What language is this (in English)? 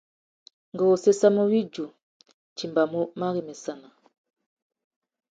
Tuki